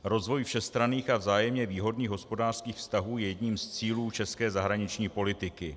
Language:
Czech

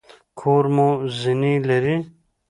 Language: Pashto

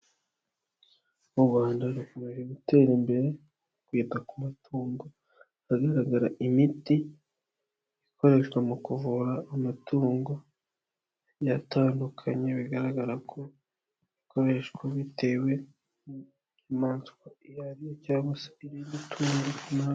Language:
Kinyarwanda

